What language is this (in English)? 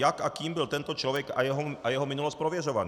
Czech